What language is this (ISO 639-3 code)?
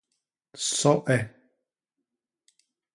bas